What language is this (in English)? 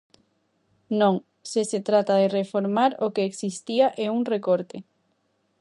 Galician